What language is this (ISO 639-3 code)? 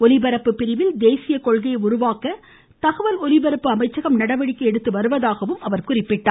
tam